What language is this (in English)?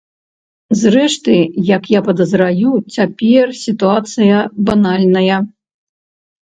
Belarusian